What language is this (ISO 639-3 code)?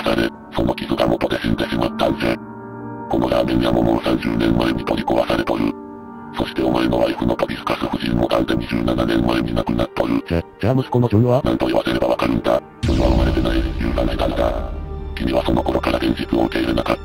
jpn